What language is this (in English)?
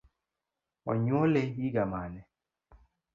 Luo (Kenya and Tanzania)